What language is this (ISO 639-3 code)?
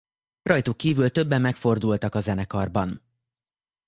hun